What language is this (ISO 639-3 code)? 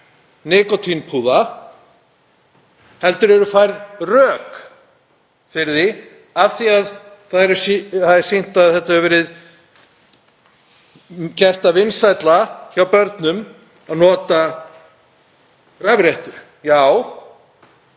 isl